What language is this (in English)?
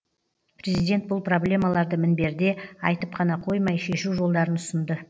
Kazakh